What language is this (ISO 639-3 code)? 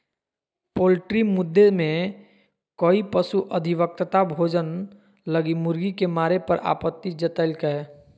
mag